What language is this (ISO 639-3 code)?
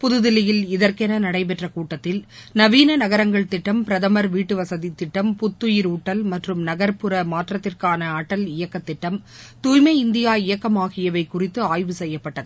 tam